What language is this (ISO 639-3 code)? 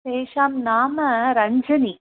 san